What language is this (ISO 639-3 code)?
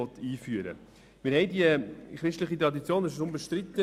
gsw